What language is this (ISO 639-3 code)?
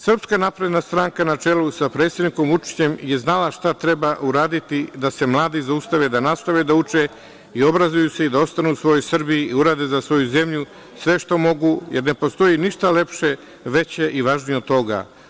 srp